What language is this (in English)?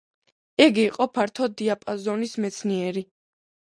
Georgian